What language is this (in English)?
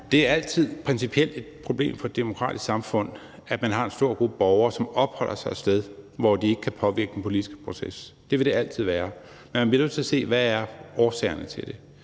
Danish